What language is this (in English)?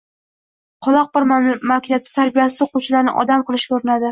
Uzbek